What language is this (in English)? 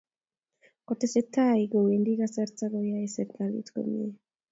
Kalenjin